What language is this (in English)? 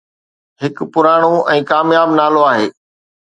Sindhi